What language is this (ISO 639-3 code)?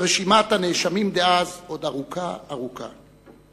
heb